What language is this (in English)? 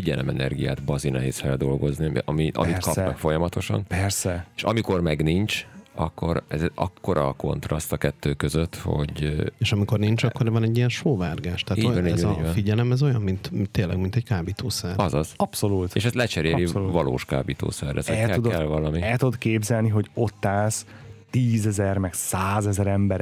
Hungarian